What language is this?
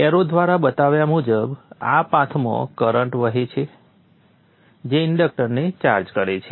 Gujarati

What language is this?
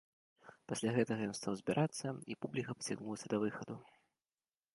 Belarusian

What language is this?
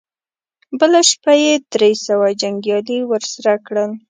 Pashto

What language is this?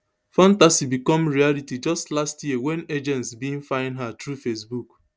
Nigerian Pidgin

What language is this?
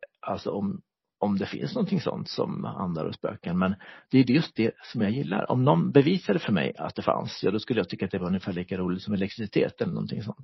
Swedish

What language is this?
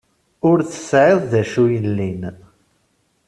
Kabyle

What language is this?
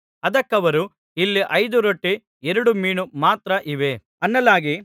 Kannada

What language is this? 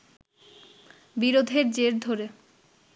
Bangla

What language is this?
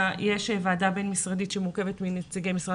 Hebrew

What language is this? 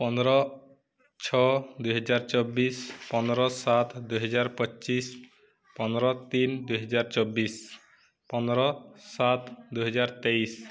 Odia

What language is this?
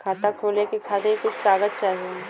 Bhojpuri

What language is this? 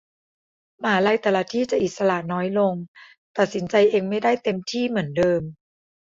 Thai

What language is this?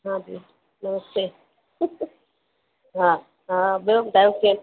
Sindhi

